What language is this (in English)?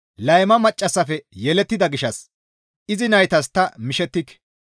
Gamo